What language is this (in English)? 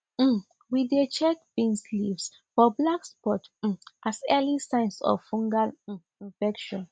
Nigerian Pidgin